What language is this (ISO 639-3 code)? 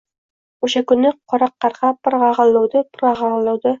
uzb